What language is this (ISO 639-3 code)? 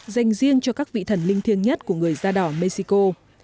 vie